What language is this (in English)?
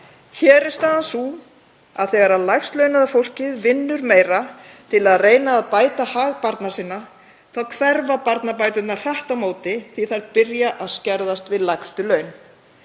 Icelandic